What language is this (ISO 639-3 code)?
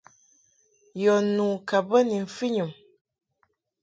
mhk